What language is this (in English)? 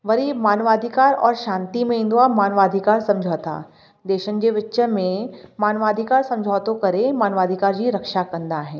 Sindhi